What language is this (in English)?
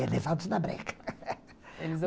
Portuguese